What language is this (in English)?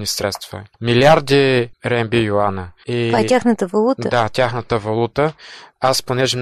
Bulgarian